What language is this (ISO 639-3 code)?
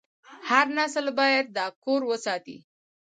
pus